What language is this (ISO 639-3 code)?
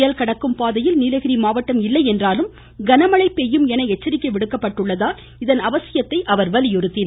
tam